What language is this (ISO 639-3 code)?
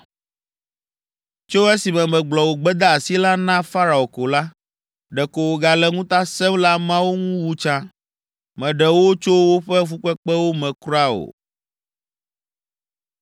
ewe